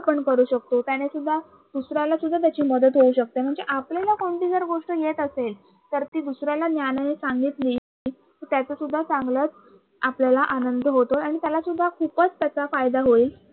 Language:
Marathi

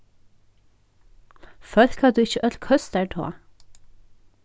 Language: Faroese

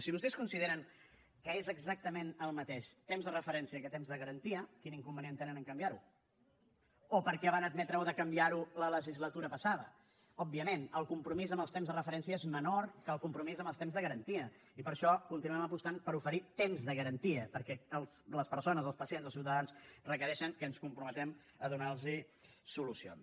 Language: Catalan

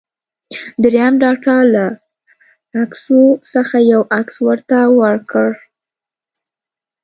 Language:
Pashto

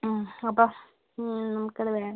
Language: Malayalam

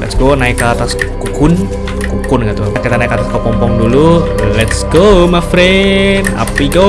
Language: Indonesian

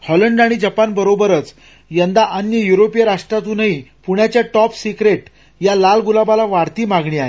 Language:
Marathi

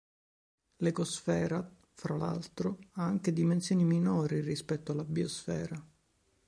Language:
Italian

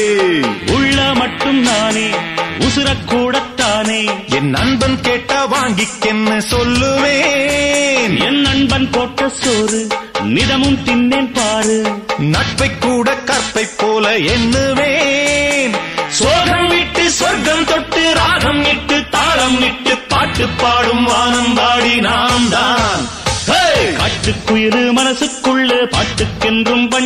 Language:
Tamil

